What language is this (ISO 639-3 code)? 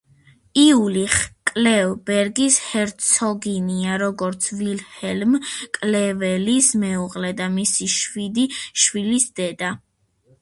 kat